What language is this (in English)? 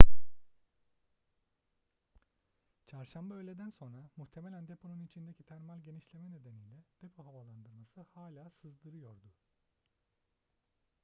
Turkish